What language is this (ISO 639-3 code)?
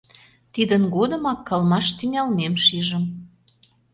chm